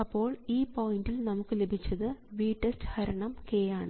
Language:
Malayalam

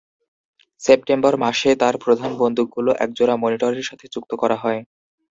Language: Bangla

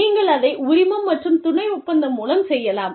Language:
Tamil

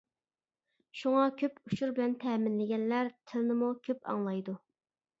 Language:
Uyghur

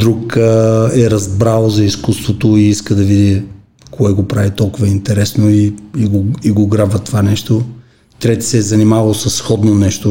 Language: Bulgarian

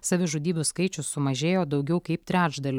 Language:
Lithuanian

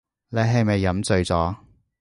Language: Cantonese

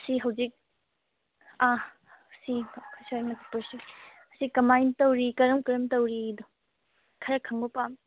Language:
Manipuri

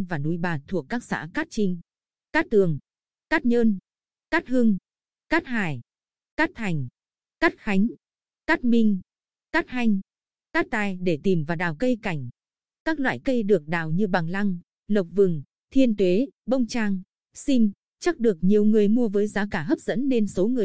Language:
Vietnamese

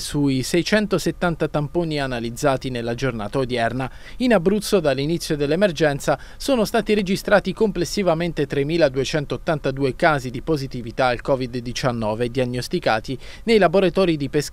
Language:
Italian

